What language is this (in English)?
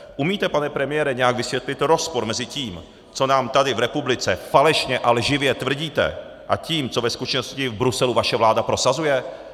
Czech